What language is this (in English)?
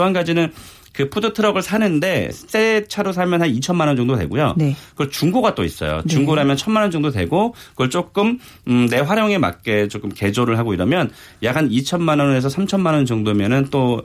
Korean